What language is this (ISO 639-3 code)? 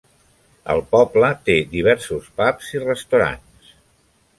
cat